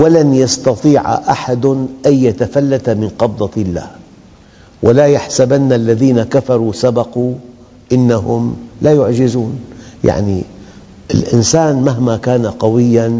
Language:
Arabic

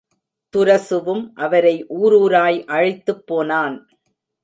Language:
Tamil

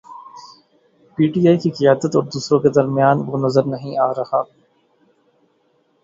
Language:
Urdu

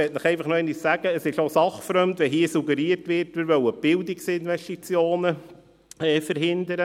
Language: Swiss German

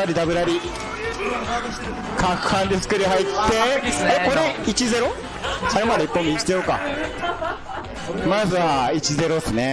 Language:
Japanese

